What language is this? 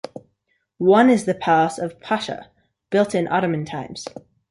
English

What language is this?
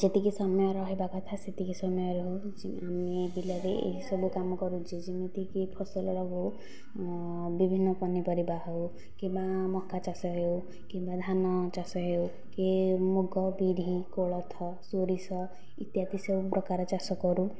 Odia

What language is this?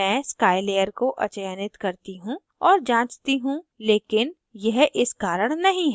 Hindi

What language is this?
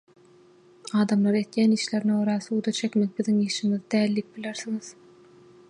Turkmen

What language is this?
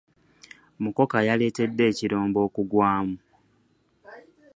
Ganda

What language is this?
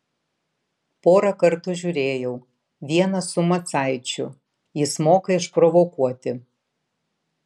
Lithuanian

